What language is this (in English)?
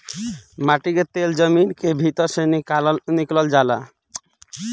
Bhojpuri